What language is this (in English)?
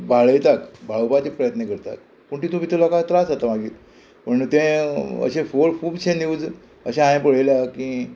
Konkani